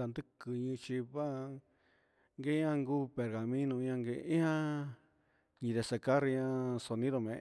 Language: Huitepec Mixtec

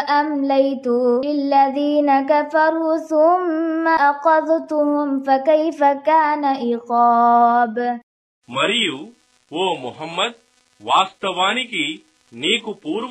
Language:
Arabic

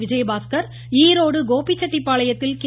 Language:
Tamil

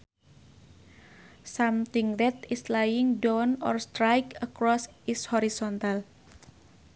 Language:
Sundanese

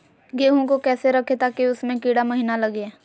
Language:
Magahi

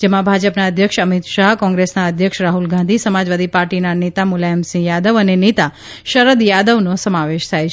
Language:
Gujarati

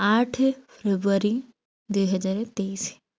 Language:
Odia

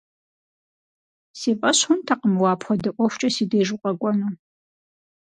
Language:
Kabardian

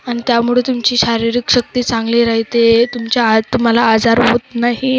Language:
Marathi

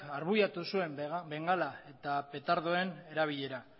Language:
Basque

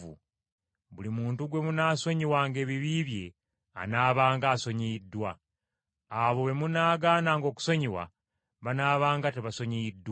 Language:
Ganda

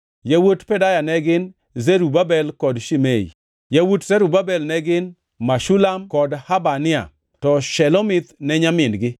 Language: Luo (Kenya and Tanzania)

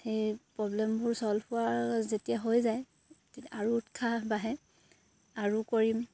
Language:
Assamese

